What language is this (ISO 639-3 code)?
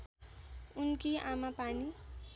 nep